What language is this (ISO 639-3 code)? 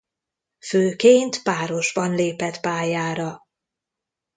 hun